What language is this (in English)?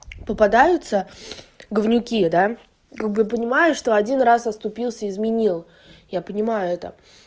Russian